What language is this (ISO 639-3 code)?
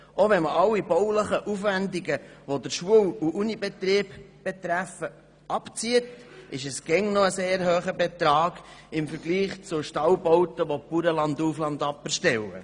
gsw